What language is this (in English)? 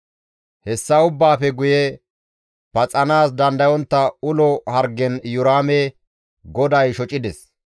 Gamo